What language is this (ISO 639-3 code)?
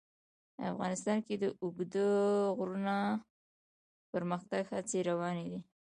pus